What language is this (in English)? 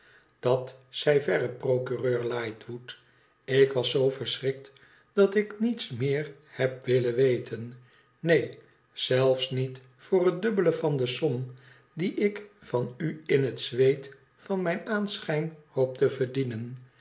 Dutch